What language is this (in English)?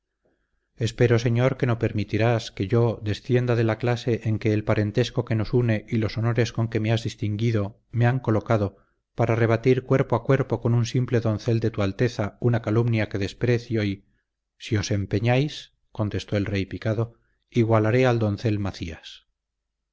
Spanish